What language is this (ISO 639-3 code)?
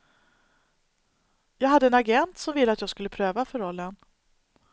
swe